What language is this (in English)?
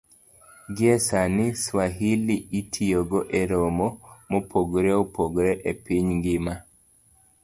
Luo (Kenya and Tanzania)